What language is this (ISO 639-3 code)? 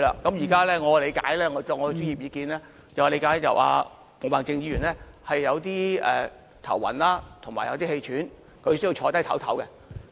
yue